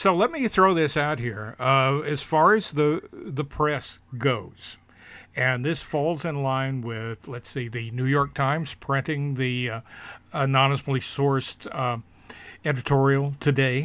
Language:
English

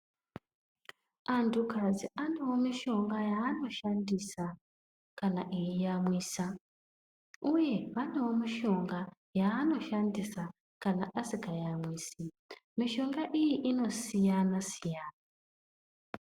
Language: Ndau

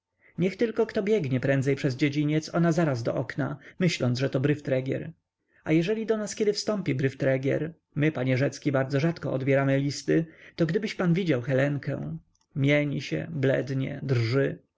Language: Polish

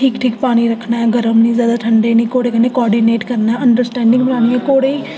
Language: Dogri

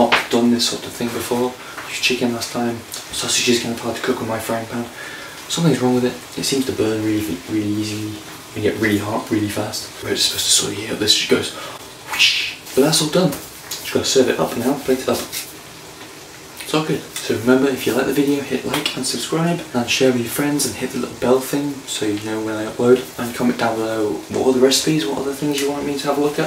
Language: English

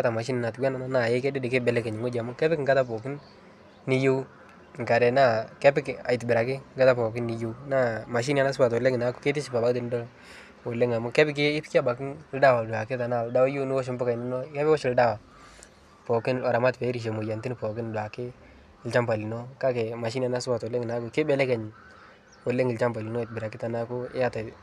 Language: Masai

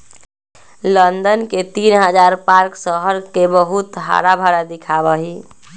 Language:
Magahi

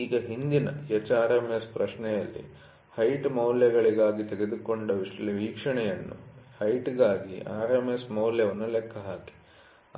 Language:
Kannada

